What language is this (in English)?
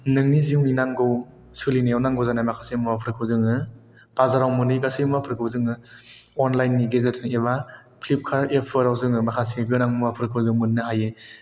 Bodo